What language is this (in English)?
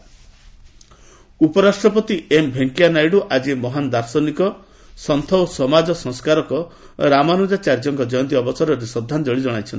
Odia